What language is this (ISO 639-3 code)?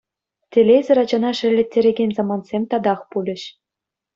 chv